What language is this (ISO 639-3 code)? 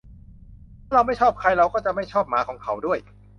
tha